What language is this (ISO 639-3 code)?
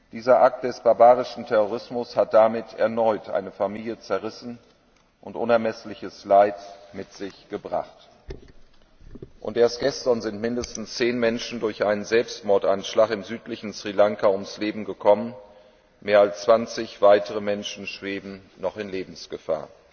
deu